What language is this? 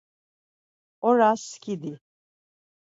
Laz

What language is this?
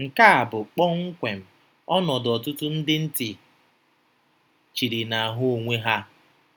Igbo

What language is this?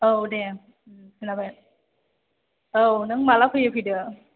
Bodo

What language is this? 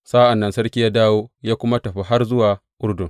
Hausa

